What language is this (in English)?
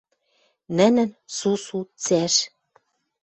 Western Mari